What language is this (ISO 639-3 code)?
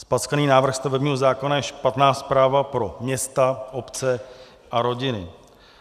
ces